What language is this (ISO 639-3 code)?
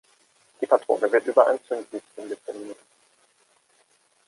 deu